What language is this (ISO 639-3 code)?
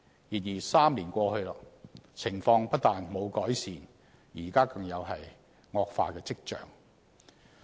yue